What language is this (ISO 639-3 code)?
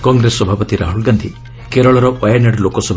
ori